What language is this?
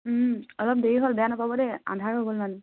Assamese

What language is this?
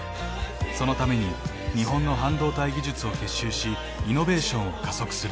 Japanese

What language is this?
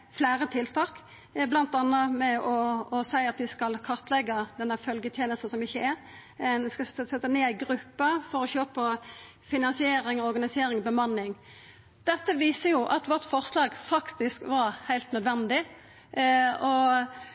Norwegian Nynorsk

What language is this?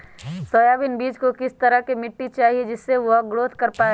Magahi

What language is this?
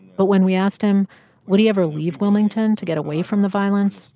English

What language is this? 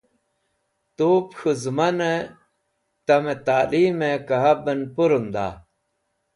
Wakhi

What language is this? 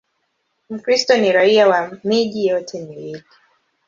Swahili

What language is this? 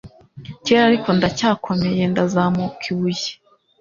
Kinyarwanda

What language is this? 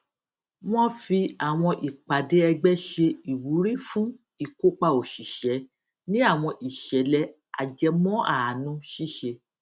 Yoruba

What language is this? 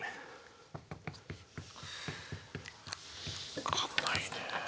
Japanese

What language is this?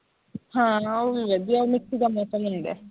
Punjabi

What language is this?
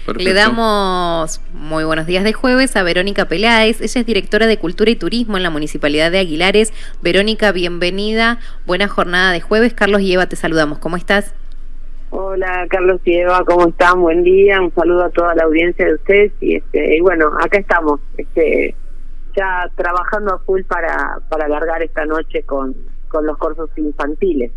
Spanish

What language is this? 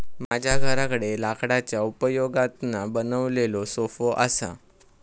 Marathi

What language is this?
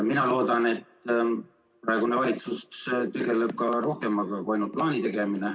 Estonian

